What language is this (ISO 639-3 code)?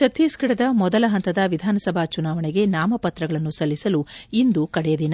kan